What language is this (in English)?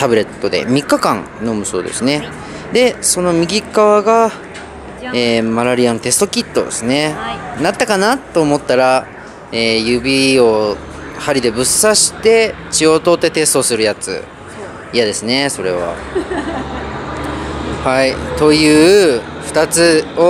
Japanese